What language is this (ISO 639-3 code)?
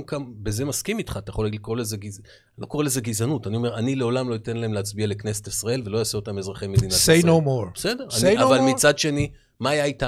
heb